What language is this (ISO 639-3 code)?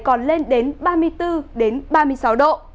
vie